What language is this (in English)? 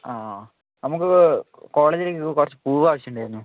Malayalam